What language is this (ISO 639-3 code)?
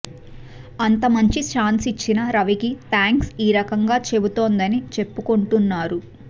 tel